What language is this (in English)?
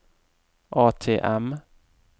Norwegian